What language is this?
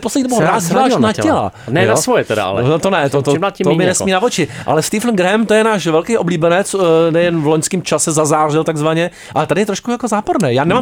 Czech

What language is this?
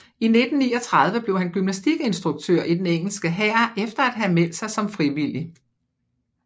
Danish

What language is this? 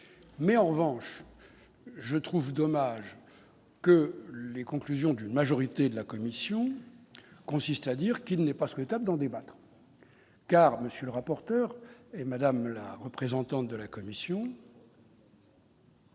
French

